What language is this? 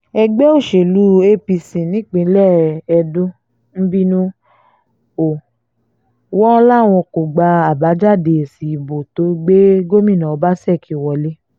Yoruba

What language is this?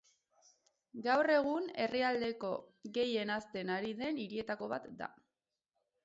Basque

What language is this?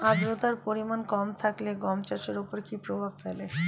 Bangla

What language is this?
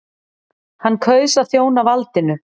Icelandic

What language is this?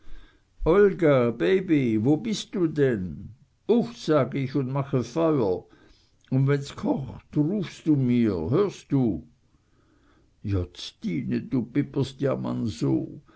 German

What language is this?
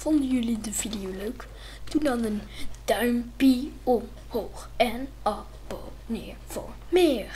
Dutch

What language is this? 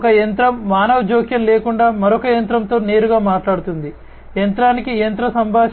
Telugu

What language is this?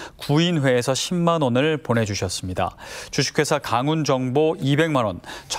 Korean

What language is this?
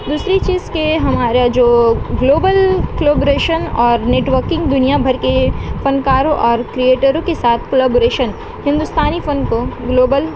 Urdu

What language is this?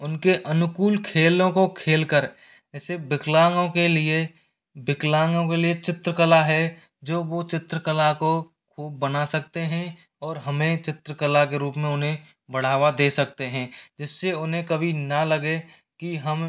Hindi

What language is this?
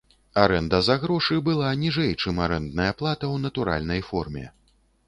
Belarusian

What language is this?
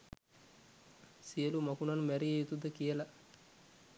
Sinhala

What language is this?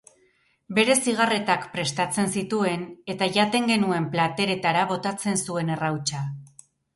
Basque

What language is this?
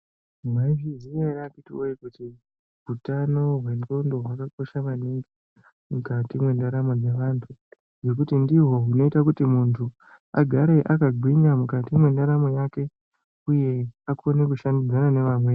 Ndau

